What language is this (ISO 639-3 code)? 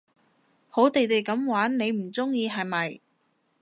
yue